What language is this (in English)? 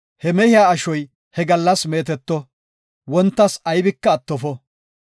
Gofa